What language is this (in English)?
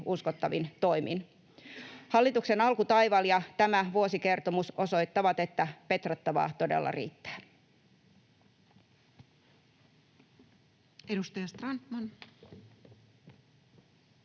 Finnish